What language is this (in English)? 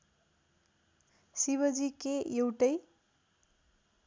Nepali